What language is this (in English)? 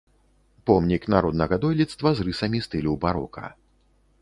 Belarusian